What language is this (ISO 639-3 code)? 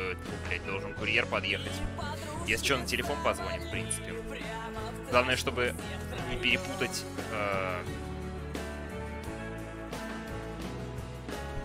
rus